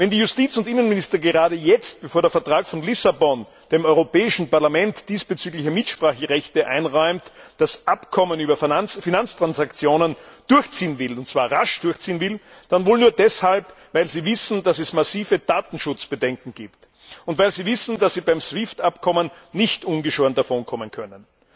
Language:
German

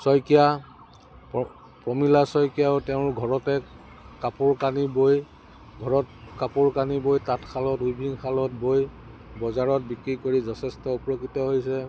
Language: Assamese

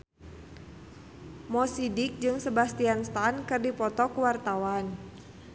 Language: Sundanese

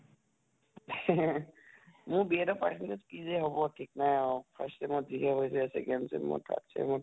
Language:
Assamese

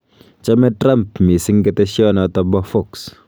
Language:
Kalenjin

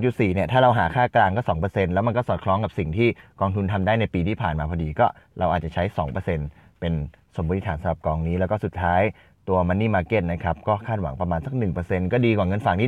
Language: Thai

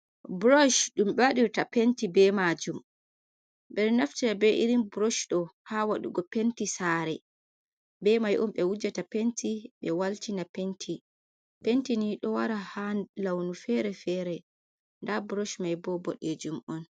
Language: Fula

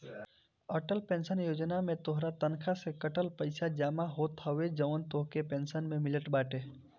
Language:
Bhojpuri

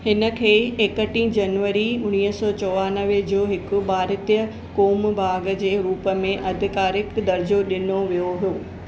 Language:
Sindhi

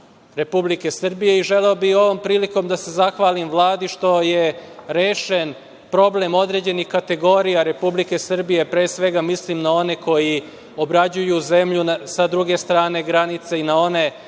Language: Serbian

